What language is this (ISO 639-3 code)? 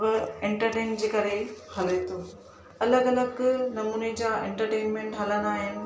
snd